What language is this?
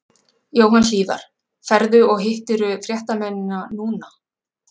Icelandic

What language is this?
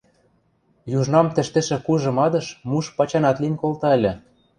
Western Mari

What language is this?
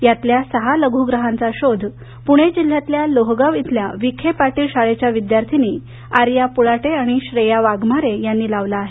Marathi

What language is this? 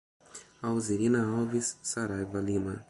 Portuguese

